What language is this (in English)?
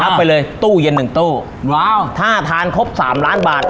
Thai